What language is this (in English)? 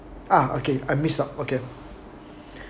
English